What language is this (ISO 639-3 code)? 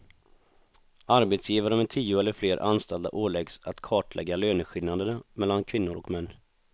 swe